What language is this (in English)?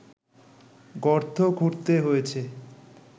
Bangla